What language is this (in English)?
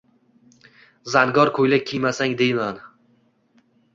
Uzbek